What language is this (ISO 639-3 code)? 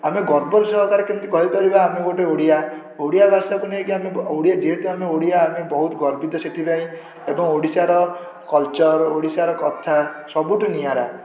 ori